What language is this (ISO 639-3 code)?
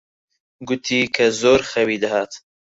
ckb